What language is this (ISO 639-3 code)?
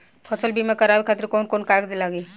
bho